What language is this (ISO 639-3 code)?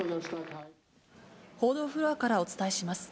jpn